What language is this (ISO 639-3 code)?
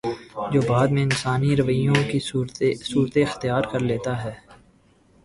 urd